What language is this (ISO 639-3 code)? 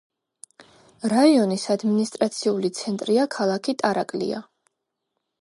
kat